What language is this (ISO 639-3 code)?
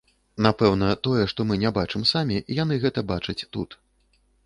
bel